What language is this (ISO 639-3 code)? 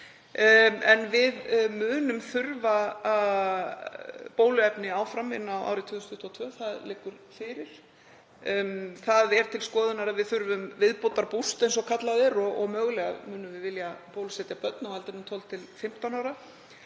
isl